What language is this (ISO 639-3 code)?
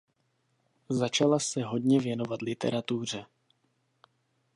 ces